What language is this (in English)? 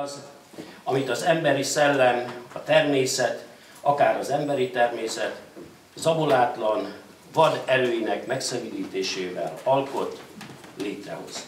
Hungarian